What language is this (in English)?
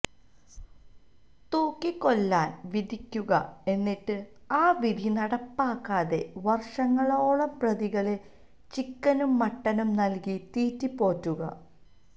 Malayalam